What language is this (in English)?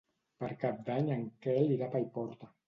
Catalan